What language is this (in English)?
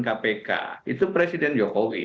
Indonesian